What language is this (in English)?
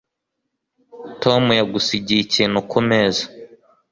Kinyarwanda